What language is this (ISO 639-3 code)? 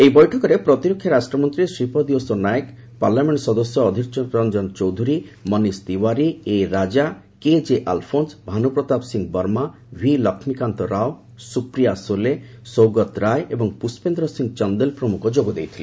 ori